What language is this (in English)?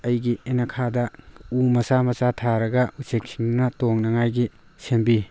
Manipuri